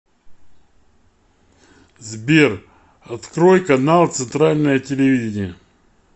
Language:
Russian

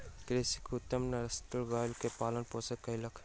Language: Maithili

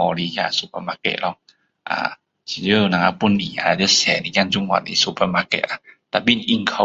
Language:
Min Dong Chinese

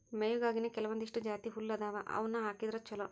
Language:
Kannada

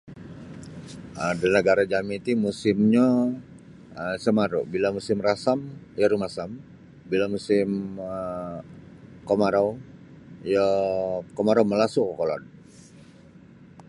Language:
Sabah Bisaya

